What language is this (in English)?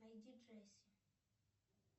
Russian